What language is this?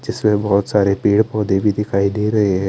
Hindi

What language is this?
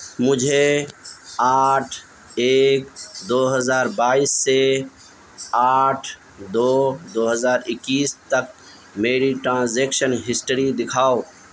Urdu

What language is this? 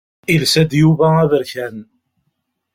Kabyle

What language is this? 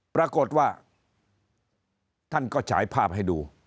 Thai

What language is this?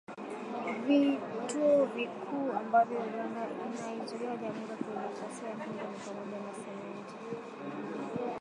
Swahili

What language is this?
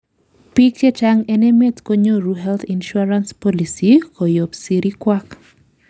Kalenjin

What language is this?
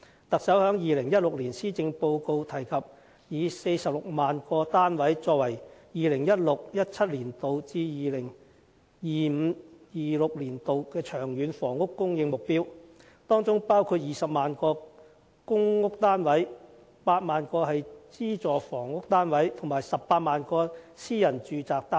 Cantonese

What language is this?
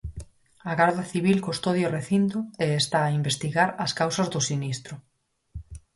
Galician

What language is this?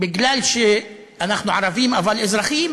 Hebrew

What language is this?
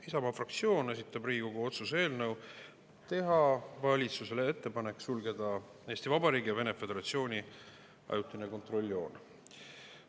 Estonian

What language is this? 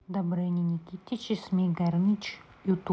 Russian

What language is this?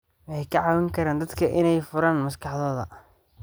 Somali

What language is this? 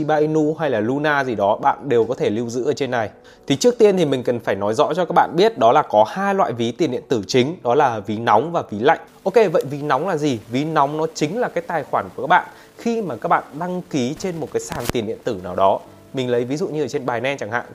Vietnamese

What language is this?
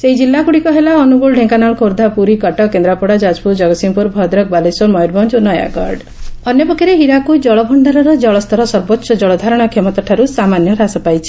Odia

